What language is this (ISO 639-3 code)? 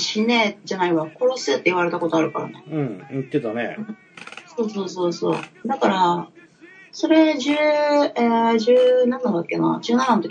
jpn